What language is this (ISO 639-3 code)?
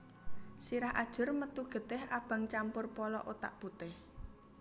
jav